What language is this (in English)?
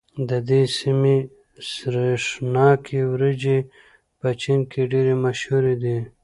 Pashto